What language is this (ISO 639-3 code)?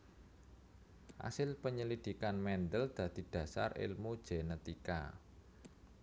jav